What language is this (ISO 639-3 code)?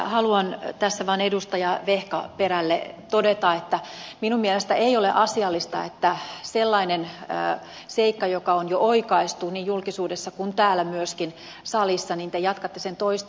fin